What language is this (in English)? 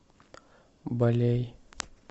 Russian